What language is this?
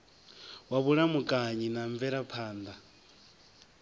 Venda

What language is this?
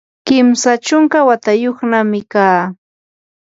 Yanahuanca Pasco Quechua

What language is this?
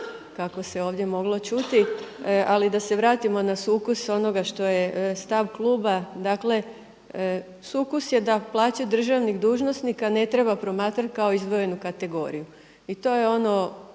Croatian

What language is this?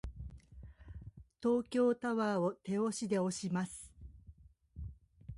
Japanese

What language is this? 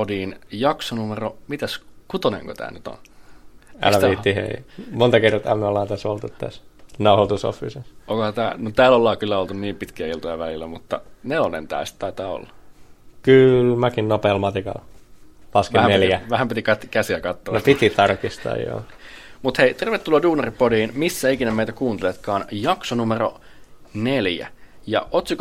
Finnish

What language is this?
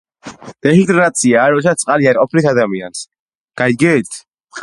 Georgian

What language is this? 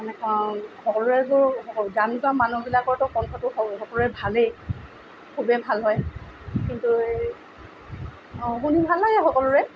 Assamese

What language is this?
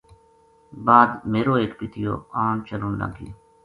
Gujari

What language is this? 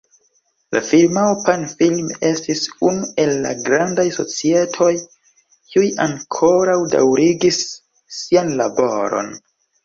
Esperanto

